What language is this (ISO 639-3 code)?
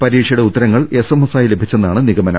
mal